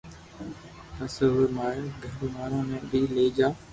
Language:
Loarki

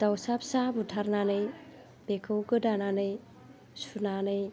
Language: Bodo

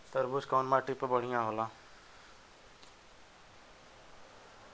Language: Bhojpuri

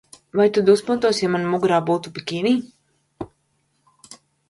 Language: Latvian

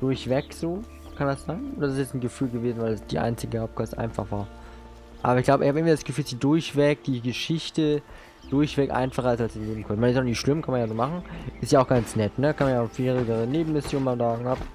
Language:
German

